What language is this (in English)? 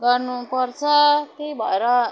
Nepali